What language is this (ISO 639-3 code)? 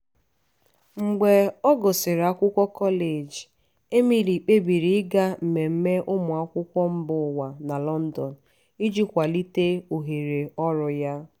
ibo